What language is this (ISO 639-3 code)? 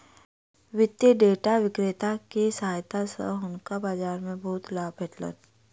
mai